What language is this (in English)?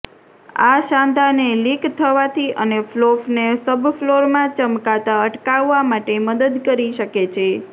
Gujarati